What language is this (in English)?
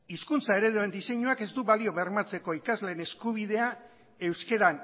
Basque